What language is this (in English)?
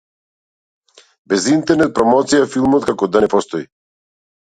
Macedonian